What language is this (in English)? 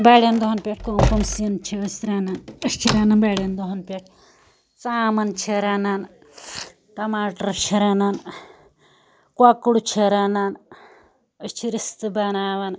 Kashmiri